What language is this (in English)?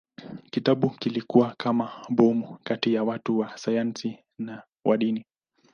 Swahili